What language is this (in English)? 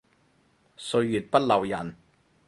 Cantonese